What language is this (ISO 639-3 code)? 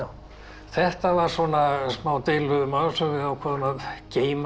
isl